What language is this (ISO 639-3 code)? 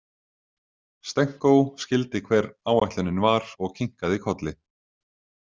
isl